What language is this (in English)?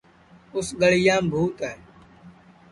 Sansi